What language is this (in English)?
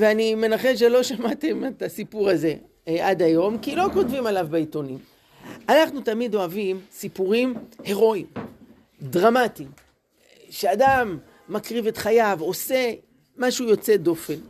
Hebrew